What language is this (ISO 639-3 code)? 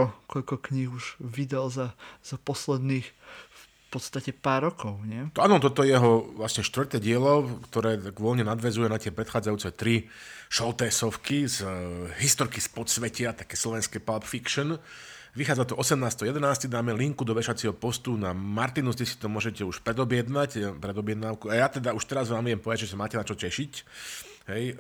slk